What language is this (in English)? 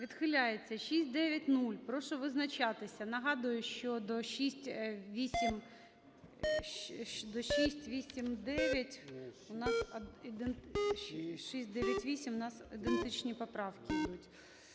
Ukrainian